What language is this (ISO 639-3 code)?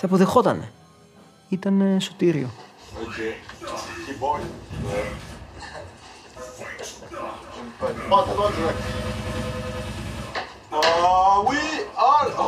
ell